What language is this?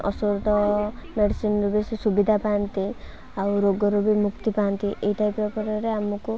Odia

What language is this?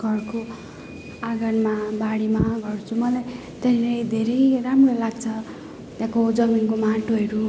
Nepali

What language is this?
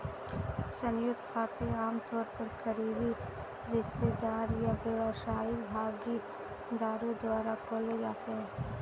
Hindi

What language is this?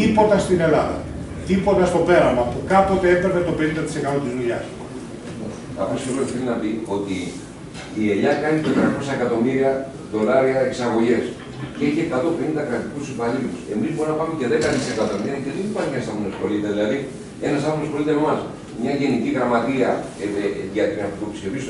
Greek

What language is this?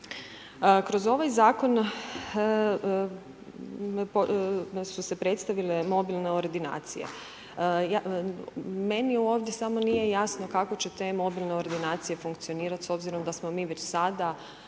Croatian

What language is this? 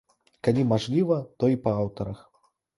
Belarusian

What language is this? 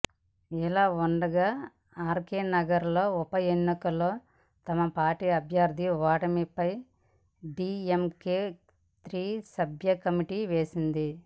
Telugu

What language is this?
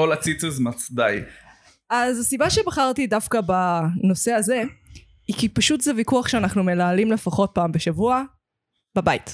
Hebrew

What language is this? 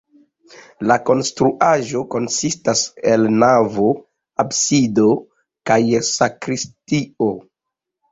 Esperanto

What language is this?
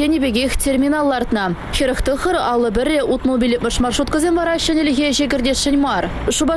Russian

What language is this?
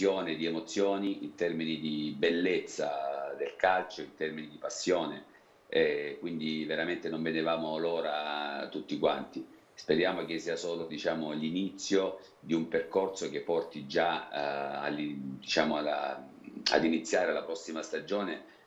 Italian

